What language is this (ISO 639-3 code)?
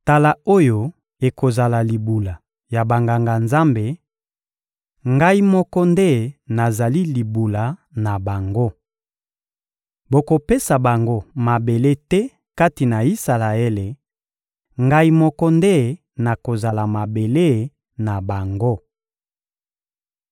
lin